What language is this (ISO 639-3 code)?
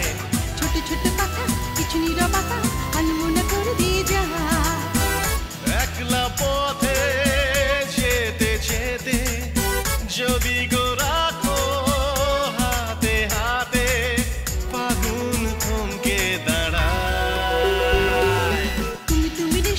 ben